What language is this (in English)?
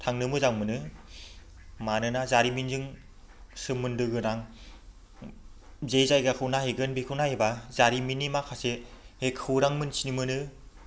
Bodo